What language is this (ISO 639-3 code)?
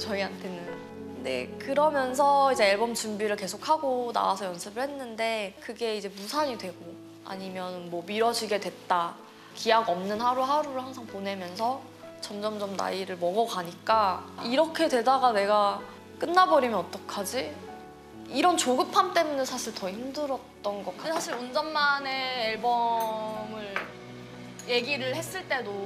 kor